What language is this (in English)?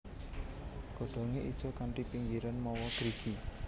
Javanese